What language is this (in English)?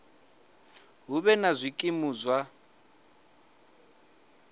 Venda